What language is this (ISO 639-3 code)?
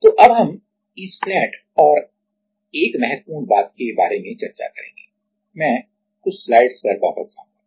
hin